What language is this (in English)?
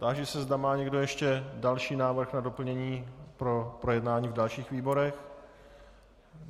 Czech